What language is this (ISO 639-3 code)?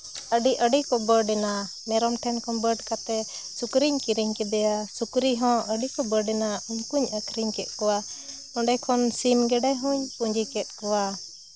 sat